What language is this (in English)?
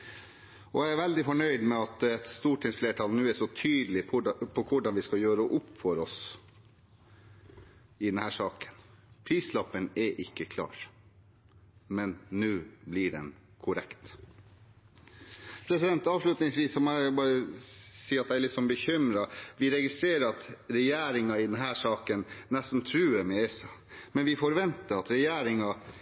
Norwegian Bokmål